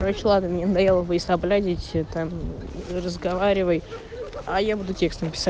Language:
Russian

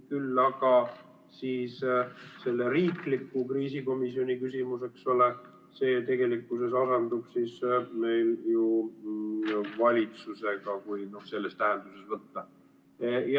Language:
Estonian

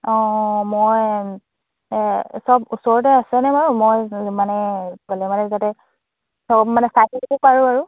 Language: Assamese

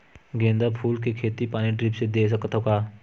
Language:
Chhattisgarhi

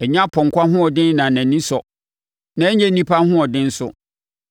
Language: Akan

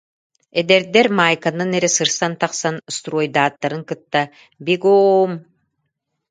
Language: Yakut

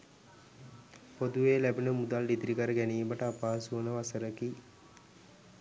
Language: Sinhala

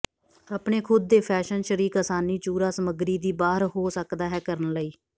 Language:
Punjabi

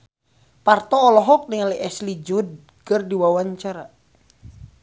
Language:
Sundanese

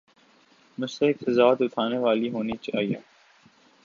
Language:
Urdu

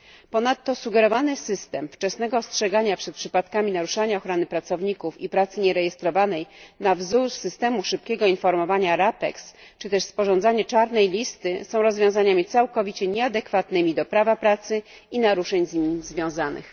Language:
Polish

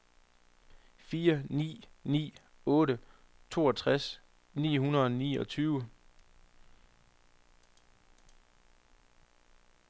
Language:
Danish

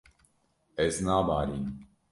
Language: Kurdish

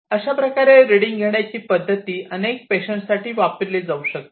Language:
Marathi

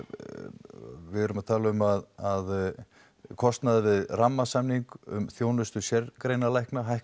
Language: Icelandic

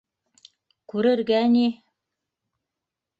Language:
Bashkir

